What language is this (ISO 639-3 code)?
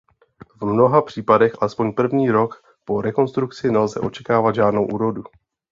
ces